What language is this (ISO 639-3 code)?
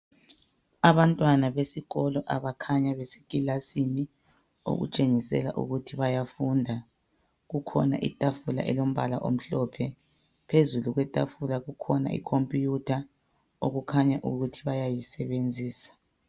nde